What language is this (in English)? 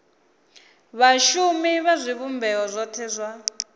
Venda